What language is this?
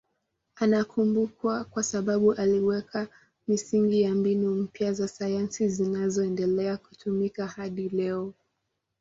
Swahili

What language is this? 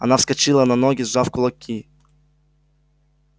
Russian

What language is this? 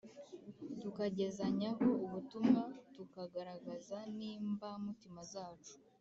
Kinyarwanda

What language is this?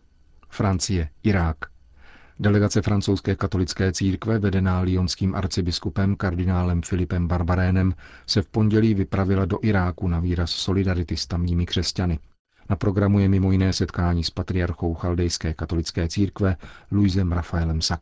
Czech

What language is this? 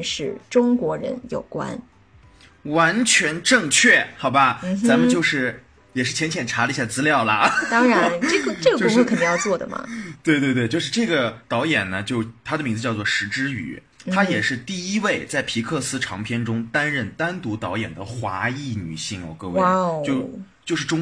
Chinese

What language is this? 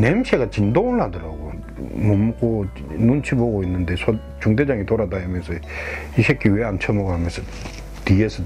Korean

